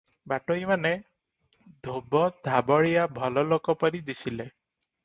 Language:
Odia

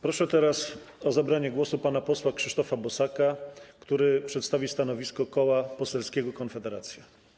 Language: Polish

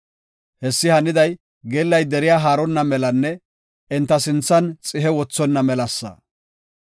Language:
Gofa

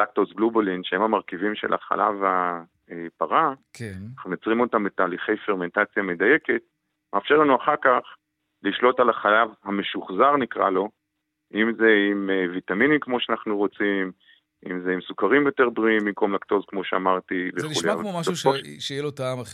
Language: Hebrew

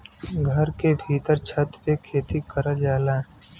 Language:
Bhojpuri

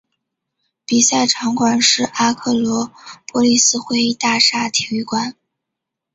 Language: Chinese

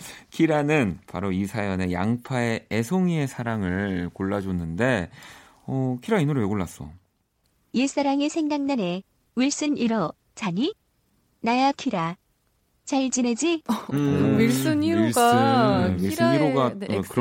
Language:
Korean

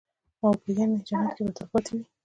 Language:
Pashto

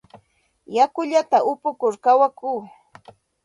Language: Santa Ana de Tusi Pasco Quechua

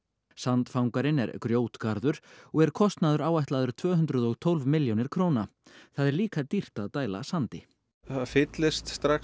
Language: Icelandic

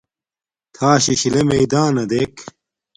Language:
Domaaki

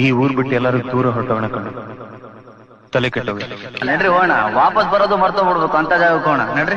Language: Kannada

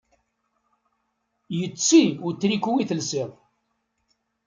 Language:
Kabyle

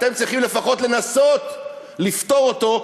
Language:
Hebrew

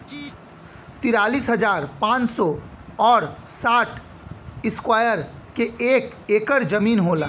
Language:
Bhojpuri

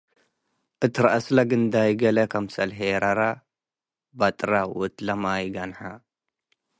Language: Tigre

